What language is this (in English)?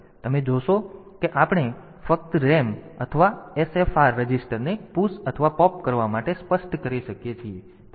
Gujarati